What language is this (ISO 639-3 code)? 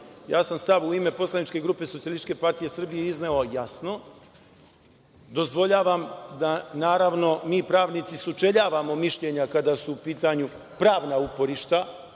srp